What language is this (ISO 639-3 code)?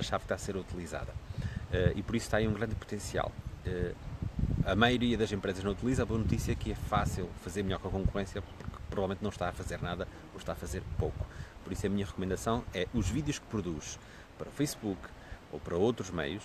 por